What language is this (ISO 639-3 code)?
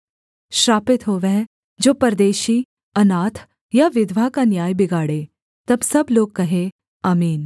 hin